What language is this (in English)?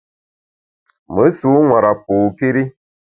Bamun